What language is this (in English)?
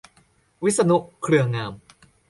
Thai